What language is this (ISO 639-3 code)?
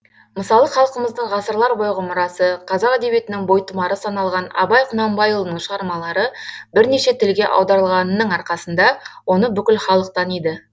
kaz